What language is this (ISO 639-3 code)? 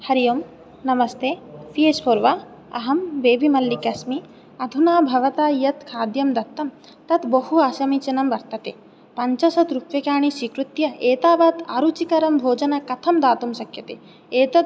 san